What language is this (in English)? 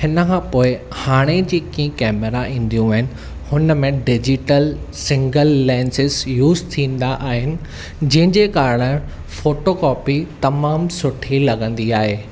Sindhi